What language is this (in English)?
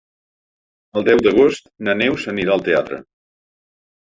Catalan